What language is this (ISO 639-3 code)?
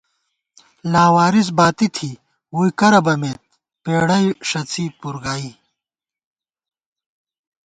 gwt